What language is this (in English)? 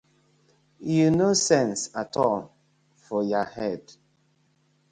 Nigerian Pidgin